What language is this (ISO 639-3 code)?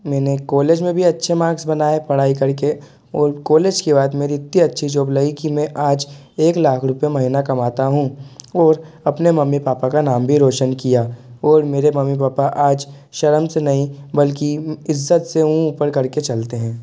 hin